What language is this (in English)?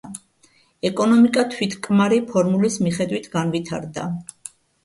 Georgian